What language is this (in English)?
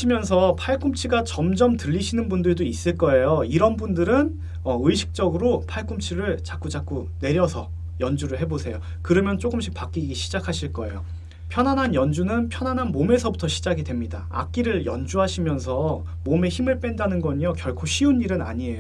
Korean